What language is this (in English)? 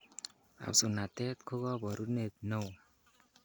Kalenjin